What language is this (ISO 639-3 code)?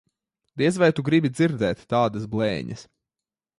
lav